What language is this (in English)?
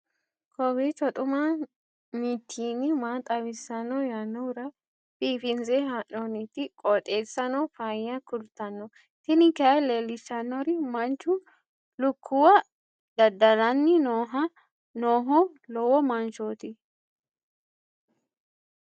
Sidamo